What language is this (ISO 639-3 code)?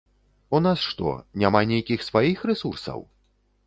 bel